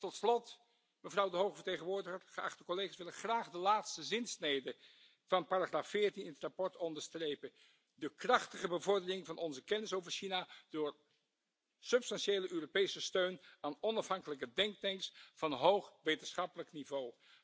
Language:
Dutch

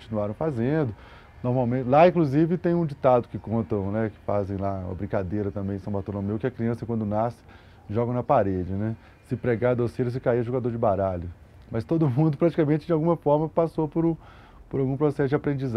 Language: Portuguese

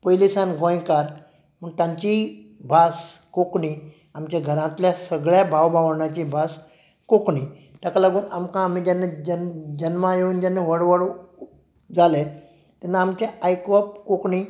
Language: Konkani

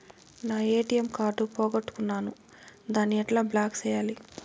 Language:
Telugu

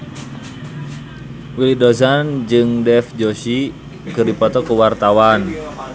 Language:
Sundanese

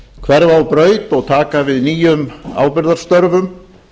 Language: Icelandic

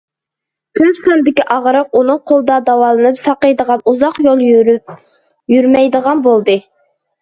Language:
Uyghur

